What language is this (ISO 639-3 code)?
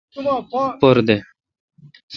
xka